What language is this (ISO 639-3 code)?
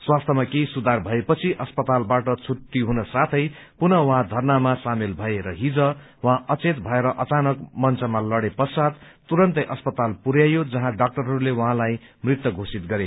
nep